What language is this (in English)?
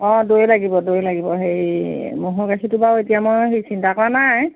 Assamese